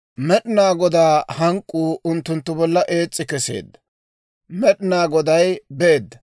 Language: Dawro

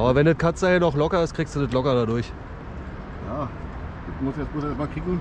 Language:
German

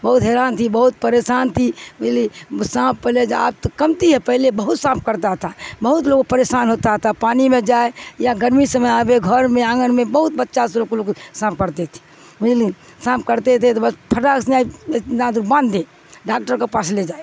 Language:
Urdu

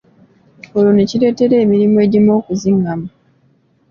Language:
Ganda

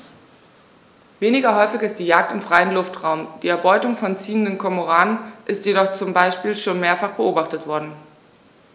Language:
German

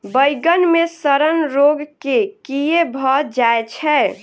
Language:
Maithili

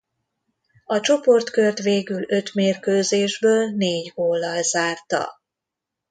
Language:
Hungarian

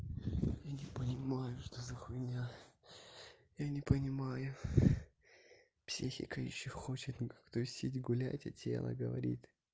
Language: Russian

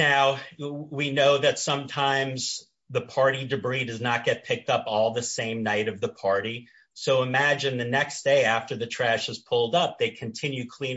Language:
English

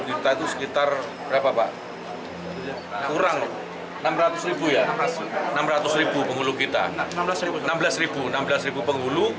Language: Indonesian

